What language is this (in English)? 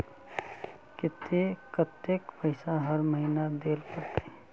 Magahi